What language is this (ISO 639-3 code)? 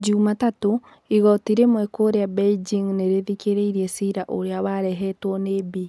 kik